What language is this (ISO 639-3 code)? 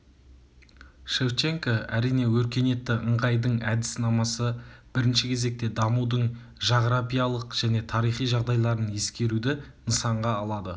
kaz